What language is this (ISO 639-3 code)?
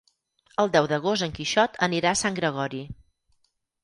cat